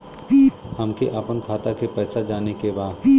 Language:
Bhojpuri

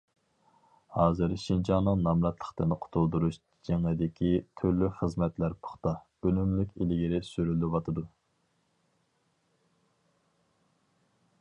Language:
Uyghur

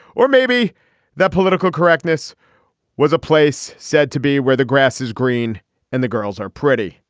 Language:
English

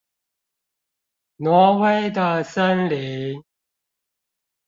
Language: Chinese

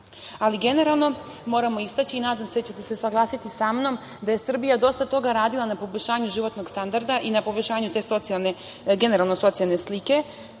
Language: Serbian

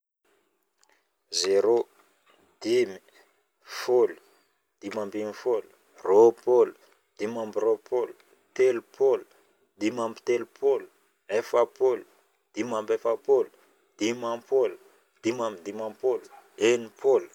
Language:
Northern Betsimisaraka Malagasy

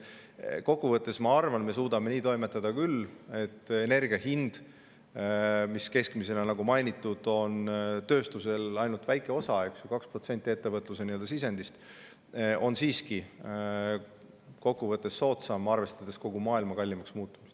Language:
Estonian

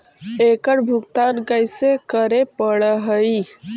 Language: Magahi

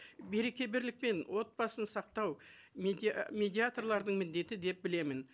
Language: Kazakh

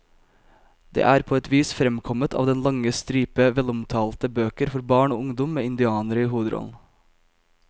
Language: Norwegian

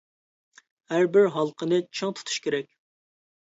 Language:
Uyghur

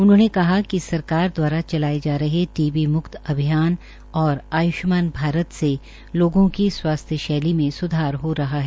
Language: Hindi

